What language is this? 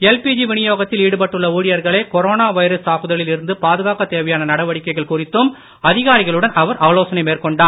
Tamil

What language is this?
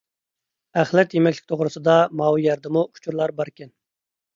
Uyghur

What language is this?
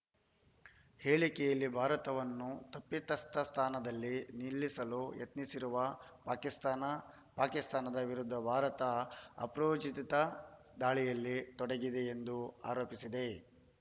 Kannada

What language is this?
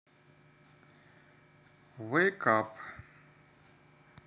Russian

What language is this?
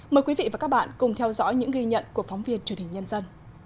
Vietnamese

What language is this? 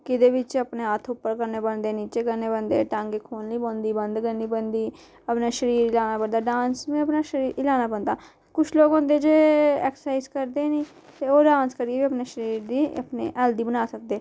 Dogri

